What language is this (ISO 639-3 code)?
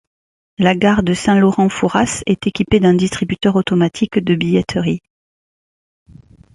fra